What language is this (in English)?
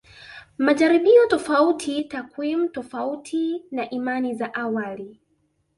Swahili